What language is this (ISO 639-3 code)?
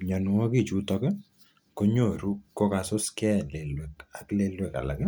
kln